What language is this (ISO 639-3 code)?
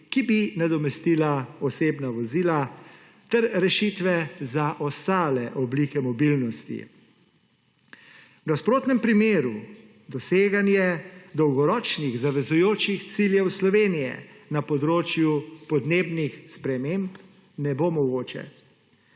slv